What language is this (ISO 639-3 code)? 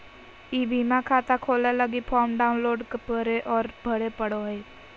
mag